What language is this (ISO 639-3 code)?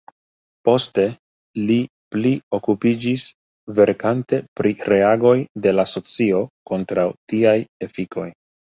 epo